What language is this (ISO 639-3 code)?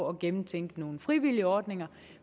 dan